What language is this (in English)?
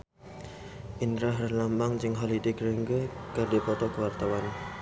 Sundanese